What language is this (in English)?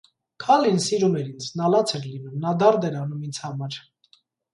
Armenian